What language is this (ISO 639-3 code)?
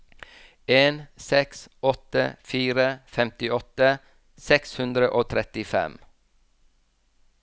nor